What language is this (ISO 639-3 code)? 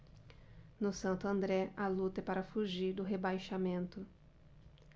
por